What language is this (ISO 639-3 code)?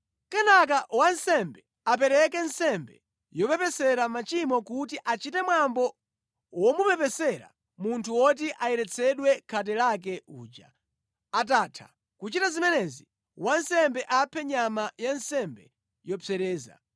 nya